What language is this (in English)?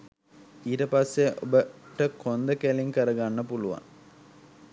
Sinhala